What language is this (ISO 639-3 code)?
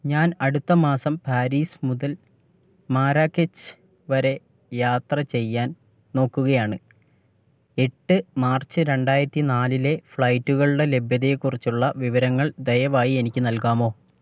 mal